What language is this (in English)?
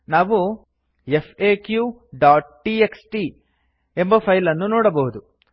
Kannada